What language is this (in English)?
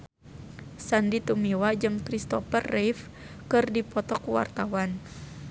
Sundanese